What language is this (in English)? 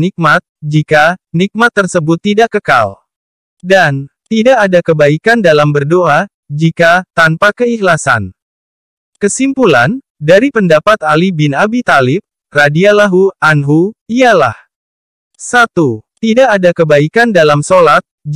Indonesian